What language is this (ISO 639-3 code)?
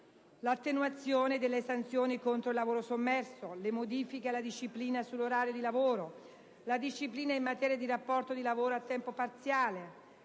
ita